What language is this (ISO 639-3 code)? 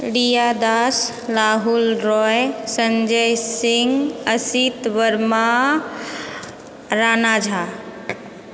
mai